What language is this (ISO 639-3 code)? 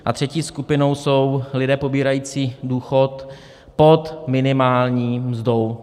ces